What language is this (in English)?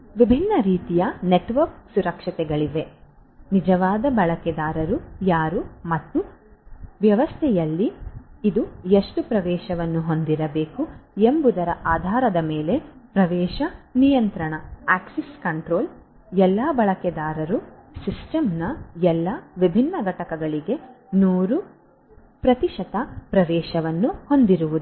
Kannada